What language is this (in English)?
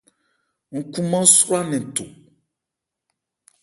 Ebrié